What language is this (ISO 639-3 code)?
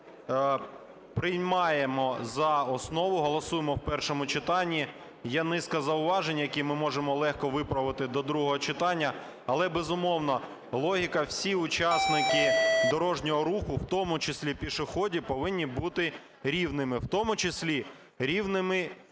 ukr